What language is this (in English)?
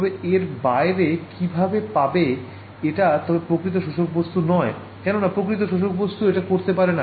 Bangla